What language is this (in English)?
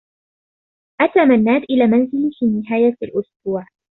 Arabic